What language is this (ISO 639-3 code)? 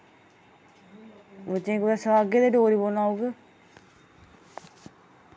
doi